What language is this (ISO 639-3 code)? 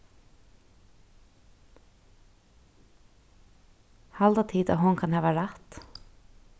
fao